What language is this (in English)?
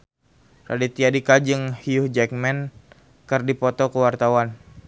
Sundanese